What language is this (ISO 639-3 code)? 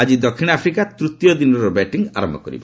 ori